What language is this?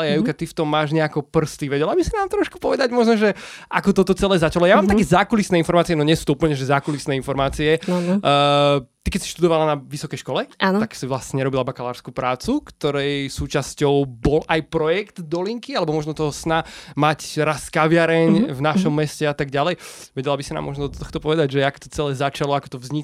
Slovak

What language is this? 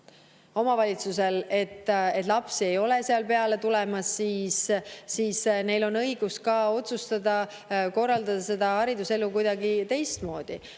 Estonian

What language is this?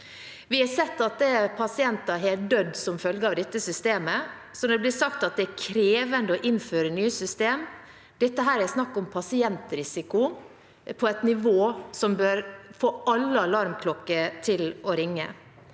Norwegian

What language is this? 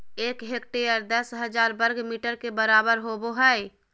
Magahi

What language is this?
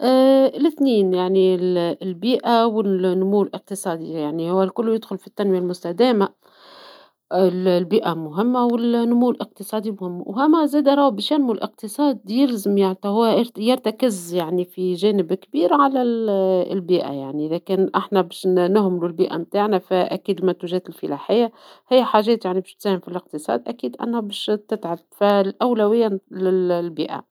Tunisian Arabic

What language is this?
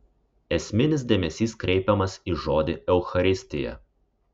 Lithuanian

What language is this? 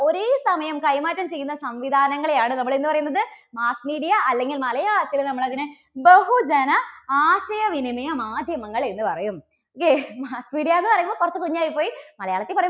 Malayalam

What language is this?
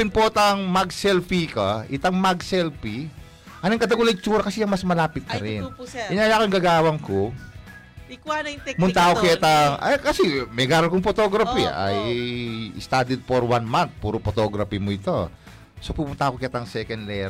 Filipino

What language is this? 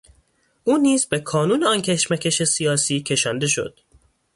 Persian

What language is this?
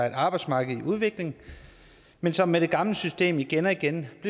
Danish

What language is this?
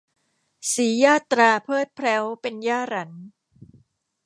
Thai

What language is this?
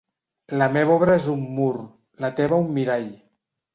Catalan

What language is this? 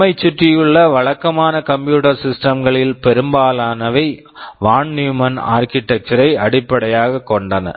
Tamil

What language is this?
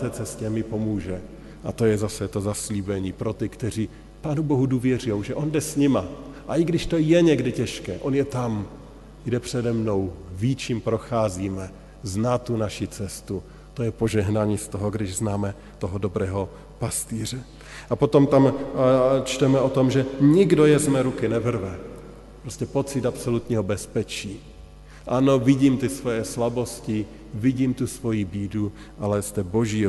Czech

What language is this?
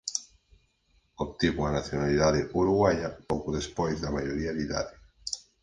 Galician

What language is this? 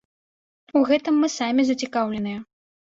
Belarusian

